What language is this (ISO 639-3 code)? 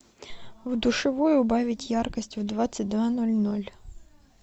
rus